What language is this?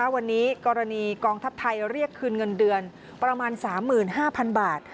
Thai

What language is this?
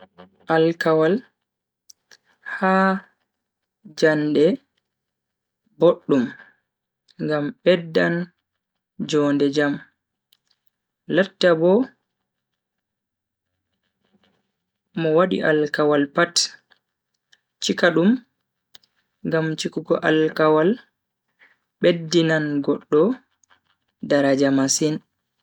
Bagirmi Fulfulde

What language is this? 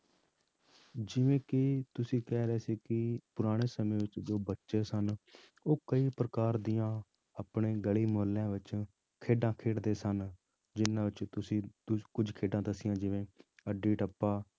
Punjabi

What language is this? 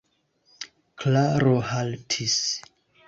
Esperanto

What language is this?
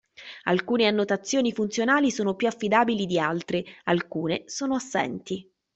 Italian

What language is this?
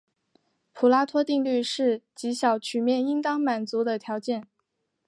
Chinese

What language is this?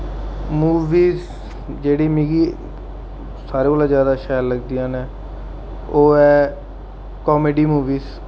Dogri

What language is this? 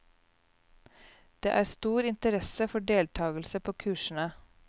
Norwegian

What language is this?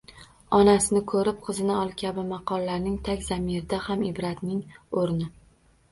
Uzbek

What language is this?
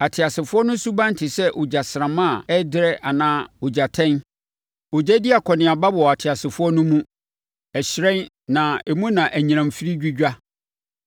Akan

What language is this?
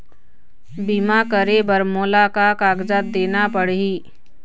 Chhattisgarhi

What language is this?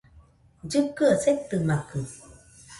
Nüpode Huitoto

